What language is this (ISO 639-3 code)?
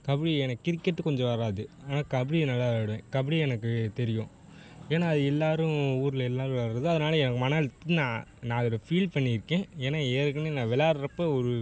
tam